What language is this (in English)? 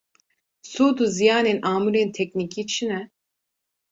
Kurdish